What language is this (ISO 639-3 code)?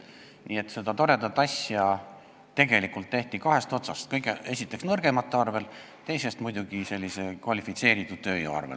est